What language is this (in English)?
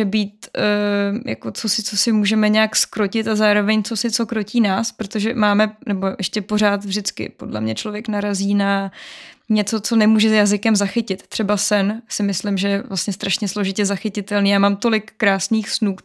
Czech